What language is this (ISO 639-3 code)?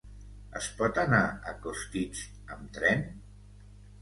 cat